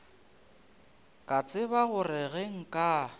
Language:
Northern Sotho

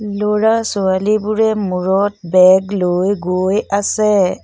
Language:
Assamese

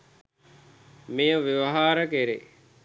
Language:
Sinhala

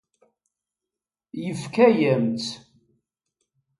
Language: Kabyle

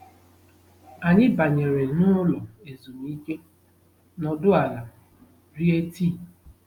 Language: Igbo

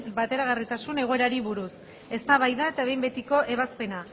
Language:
Basque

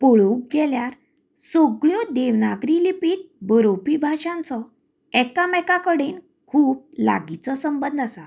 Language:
Konkani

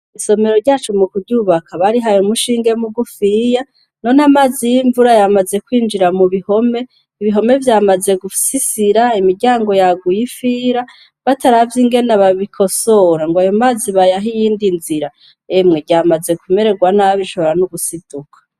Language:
Rundi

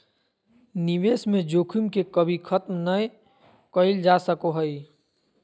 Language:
Magahi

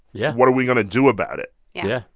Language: English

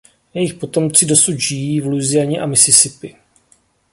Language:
Czech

